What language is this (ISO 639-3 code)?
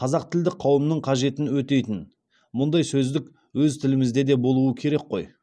kaz